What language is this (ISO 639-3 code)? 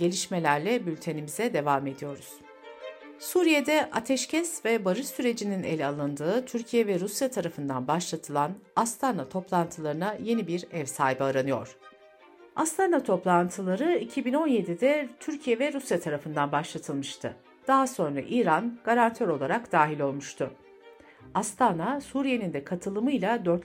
tur